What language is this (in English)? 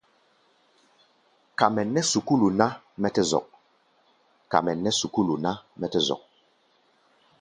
Gbaya